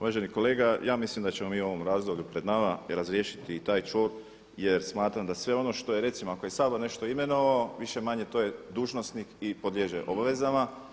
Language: Croatian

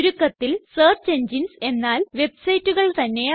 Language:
Malayalam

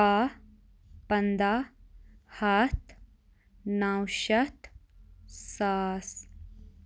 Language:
Kashmiri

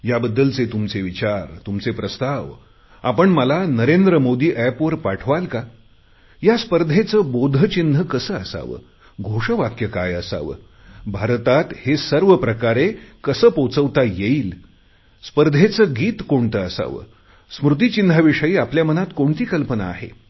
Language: Marathi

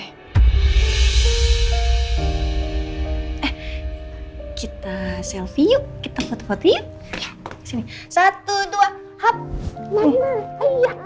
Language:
Indonesian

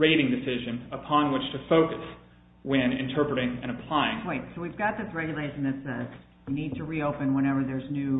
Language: English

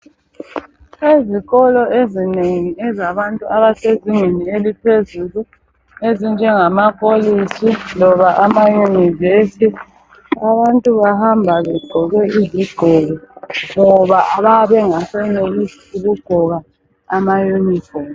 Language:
North Ndebele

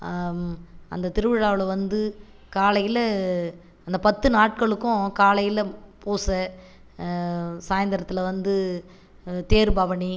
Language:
Tamil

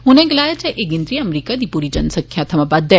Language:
Dogri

